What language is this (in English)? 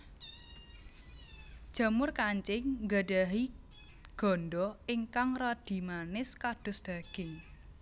Javanese